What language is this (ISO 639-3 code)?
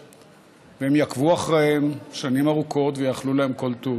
heb